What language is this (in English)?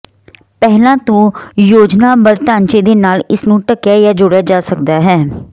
Punjabi